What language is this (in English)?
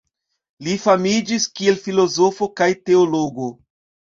Esperanto